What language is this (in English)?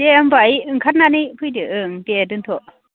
Bodo